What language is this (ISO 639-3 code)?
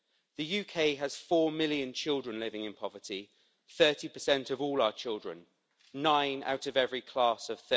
eng